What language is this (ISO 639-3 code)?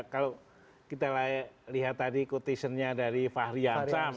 ind